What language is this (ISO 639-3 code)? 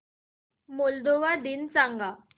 mar